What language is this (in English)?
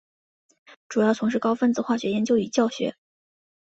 Chinese